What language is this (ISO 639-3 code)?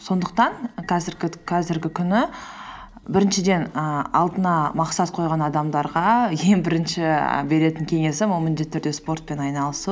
kaz